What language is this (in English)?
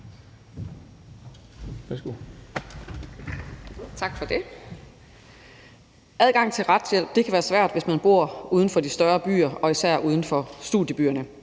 Danish